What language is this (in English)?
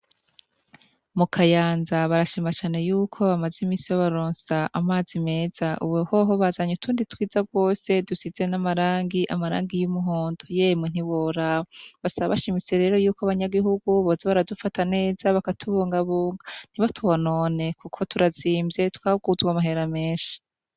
Rundi